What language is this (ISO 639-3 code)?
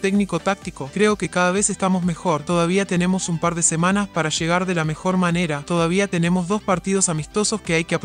spa